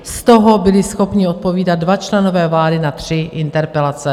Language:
Czech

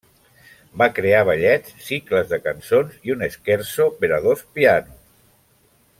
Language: Catalan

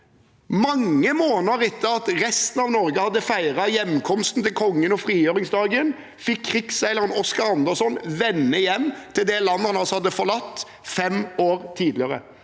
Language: Norwegian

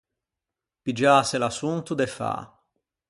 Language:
Ligurian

